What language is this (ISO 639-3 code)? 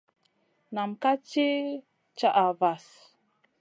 mcn